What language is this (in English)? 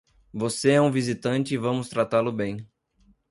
Portuguese